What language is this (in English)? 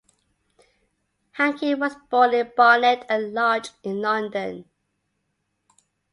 English